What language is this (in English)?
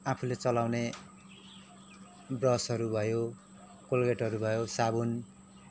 Nepali